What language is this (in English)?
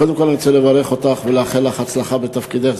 Hebrew